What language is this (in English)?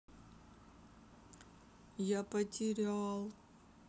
Russian